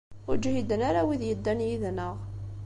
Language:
Kabyle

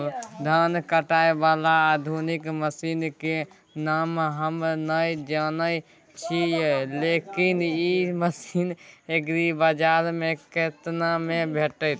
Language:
Maithili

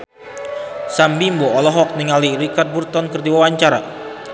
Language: Sundanese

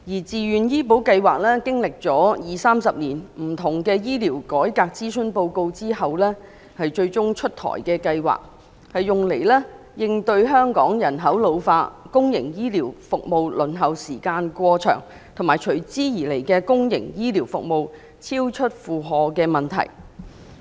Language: Cantonese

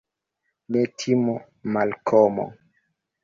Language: Esperanto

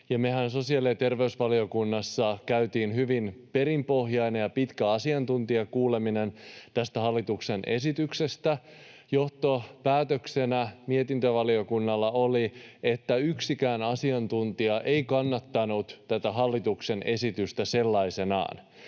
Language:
Finnish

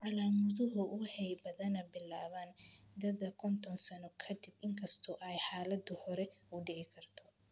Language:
Somali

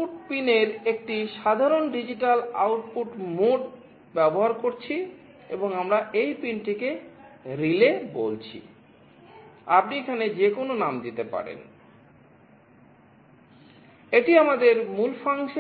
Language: Bangla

